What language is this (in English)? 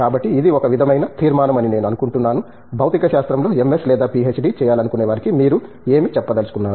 Telugu